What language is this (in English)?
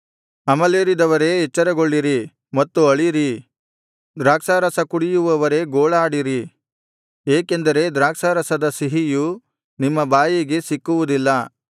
Kannada